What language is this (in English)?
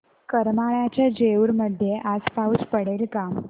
Marathi